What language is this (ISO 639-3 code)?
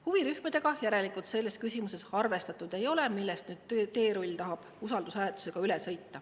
est